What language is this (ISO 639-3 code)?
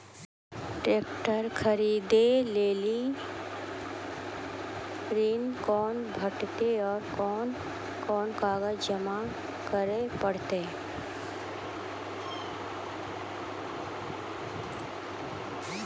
mai